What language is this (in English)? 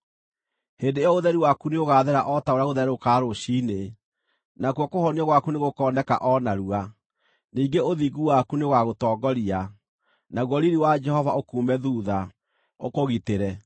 Kikuyu